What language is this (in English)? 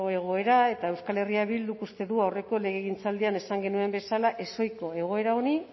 Basque